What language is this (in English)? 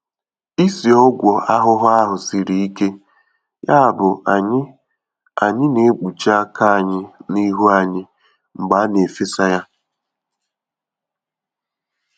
Igbo